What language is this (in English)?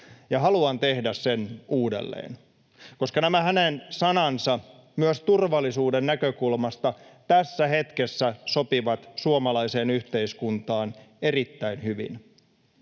Finnish